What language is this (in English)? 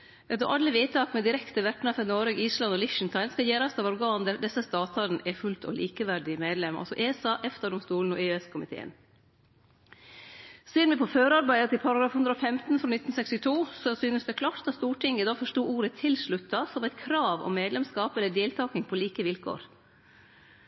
Norwegian Nynorsk